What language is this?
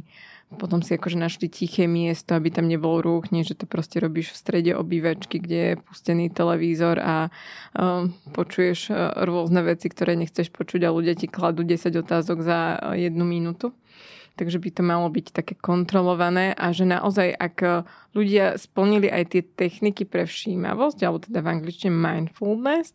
Slovak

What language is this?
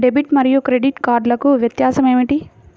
Telugu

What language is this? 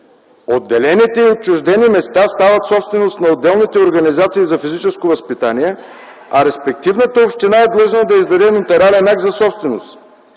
Bulgarian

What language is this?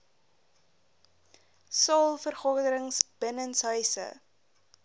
Afrikaans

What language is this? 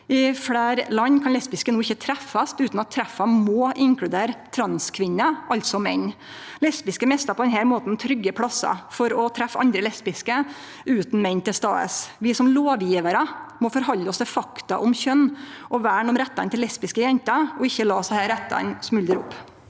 Norwegian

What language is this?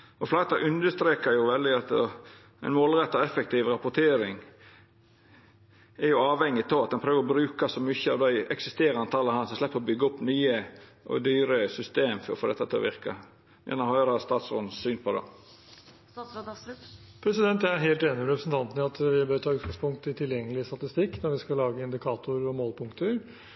Norwegian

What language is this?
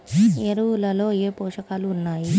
Telugu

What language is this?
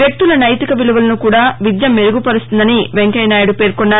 Telugu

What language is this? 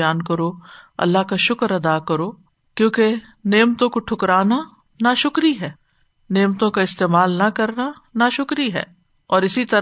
Urdu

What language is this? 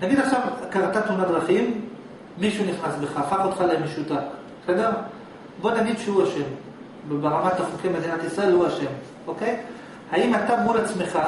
Hebrew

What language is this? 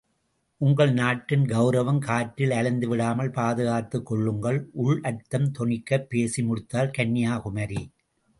Tamil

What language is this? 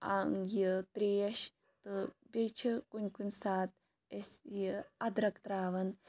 Kashmiri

